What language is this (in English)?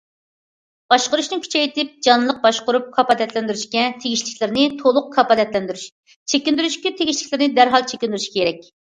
Uyghur